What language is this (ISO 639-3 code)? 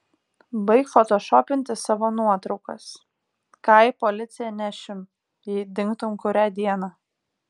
lit